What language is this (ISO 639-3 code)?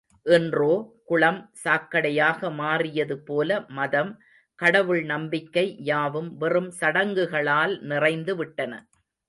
tam